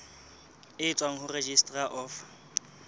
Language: Southern Sotho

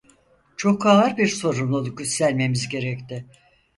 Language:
Turkish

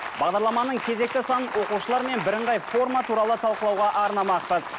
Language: Kazakh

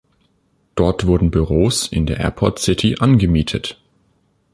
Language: German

